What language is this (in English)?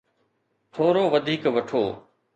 Sindhi